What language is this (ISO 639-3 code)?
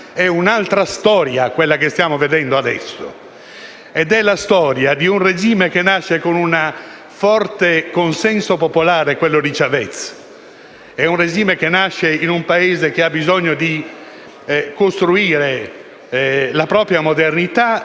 ita